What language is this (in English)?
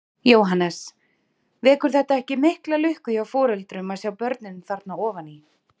Icelandic